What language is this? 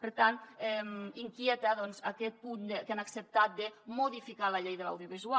Catalan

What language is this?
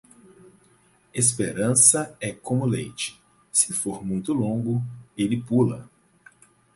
Portuguese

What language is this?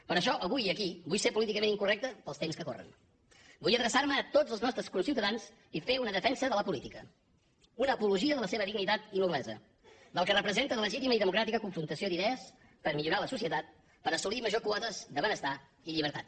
Catalan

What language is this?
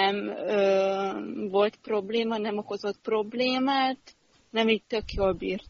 Hungarian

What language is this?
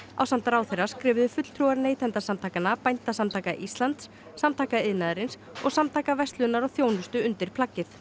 Icelandic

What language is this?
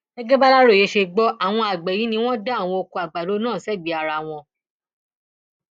Yoruba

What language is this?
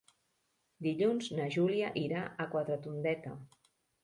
Catalan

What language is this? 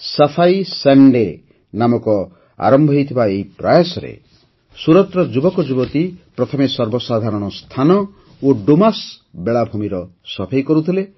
Odia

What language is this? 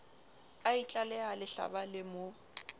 Southern Sotho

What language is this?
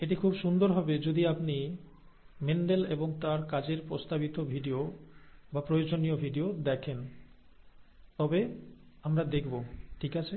Bangla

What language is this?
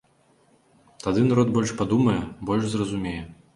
Belarusian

